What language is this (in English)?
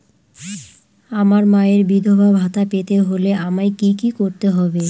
Bangla